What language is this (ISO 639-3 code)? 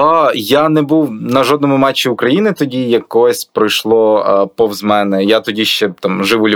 ukr